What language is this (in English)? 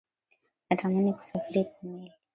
Swahili